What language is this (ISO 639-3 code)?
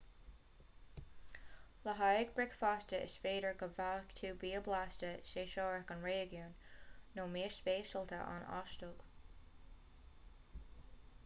gle